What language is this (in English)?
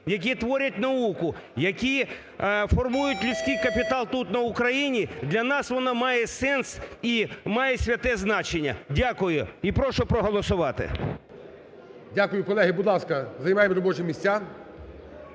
Ukrainian